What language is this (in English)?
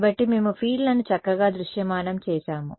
Telugu